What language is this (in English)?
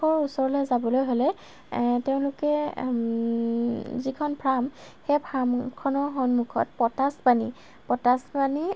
Assamese